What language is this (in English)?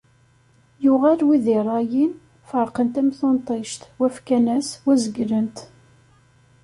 Kabyle